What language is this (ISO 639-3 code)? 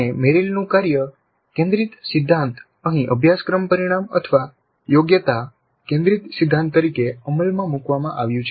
guj